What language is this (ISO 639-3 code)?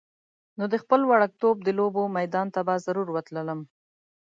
pus